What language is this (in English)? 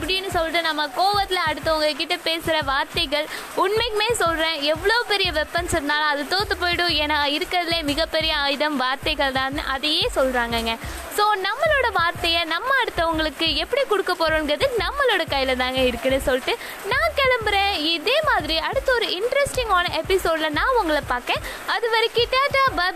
Tamil